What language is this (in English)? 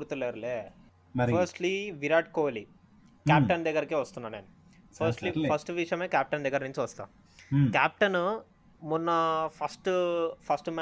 Telugu